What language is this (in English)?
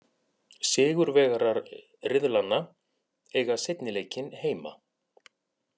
Icelandic